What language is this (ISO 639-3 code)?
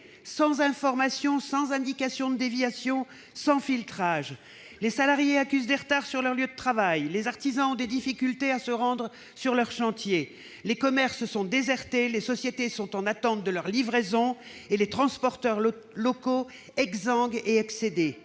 fra